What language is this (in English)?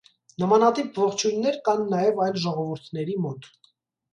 Armenian